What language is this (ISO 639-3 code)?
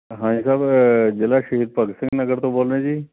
pan